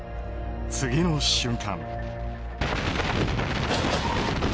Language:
Japanese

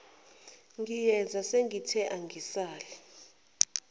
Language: Zulu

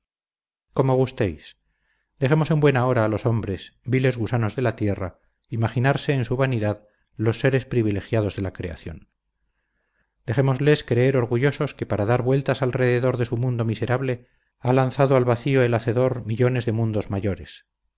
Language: Spanish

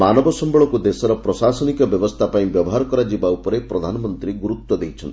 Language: Odia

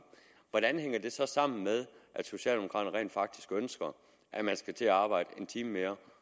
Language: Danish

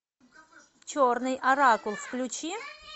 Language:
Russian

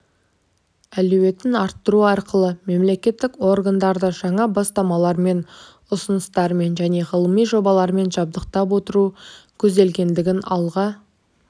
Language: Kazakh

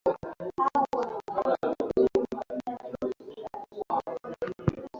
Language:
Swahili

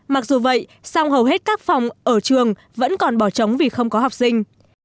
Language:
Vietnamese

